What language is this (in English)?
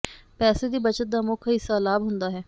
Punjabi